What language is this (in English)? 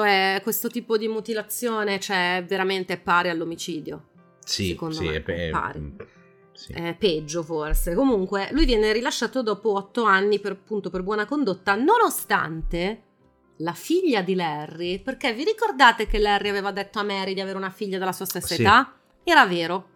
Italian